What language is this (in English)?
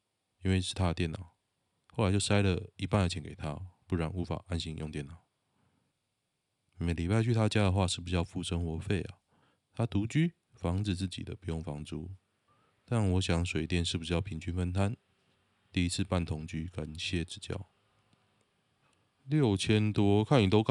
Chinese